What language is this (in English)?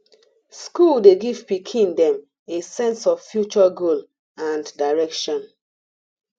Nigerian Pidgin